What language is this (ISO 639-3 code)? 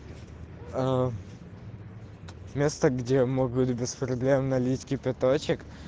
rus